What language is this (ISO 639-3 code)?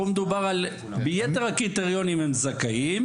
heb